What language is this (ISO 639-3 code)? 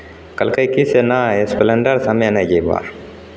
mai